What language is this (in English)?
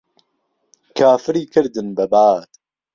Central Kurdish